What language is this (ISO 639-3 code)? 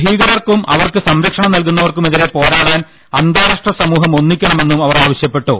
mal